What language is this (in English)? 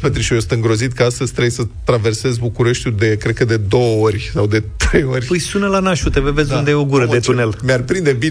Romanian